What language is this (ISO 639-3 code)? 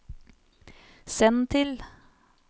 nor